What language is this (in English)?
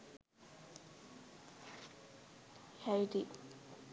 Sinhala